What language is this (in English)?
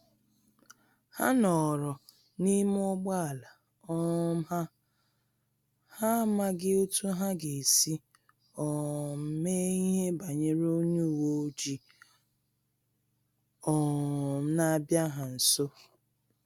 Igbo